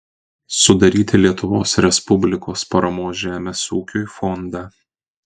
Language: Lithuanian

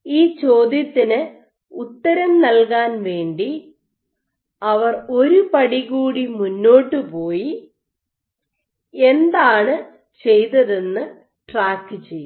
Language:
Malayalam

